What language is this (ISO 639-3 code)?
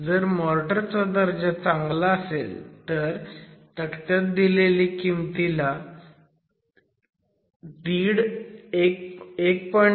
mar